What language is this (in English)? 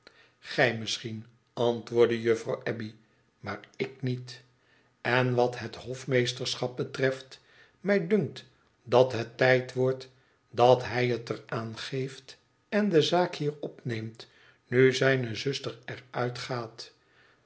Dutch